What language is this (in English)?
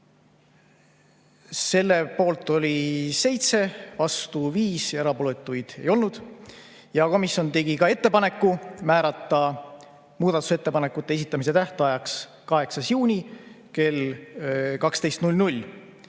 Estonian